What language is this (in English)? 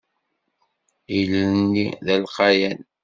Kabyle